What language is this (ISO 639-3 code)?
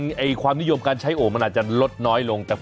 tha